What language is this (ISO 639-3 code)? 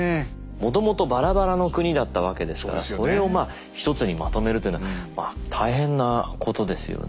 jpn